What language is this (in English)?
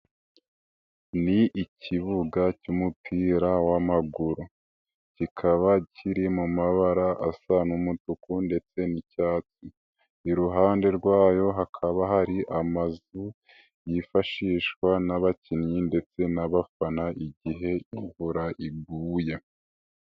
Kinyarwanda